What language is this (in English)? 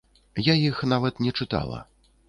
Belarusian